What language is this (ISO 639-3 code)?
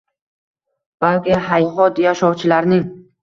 uzb